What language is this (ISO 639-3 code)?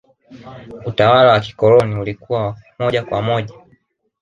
swa